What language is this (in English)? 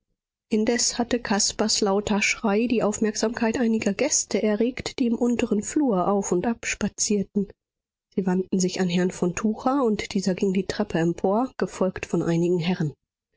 German